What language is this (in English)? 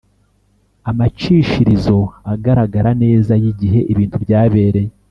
Kinyarwanda